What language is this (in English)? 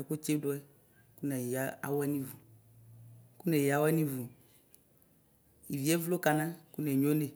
Ikposo